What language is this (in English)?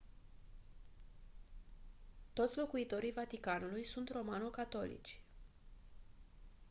Romanian